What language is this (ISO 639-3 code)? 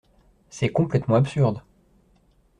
fra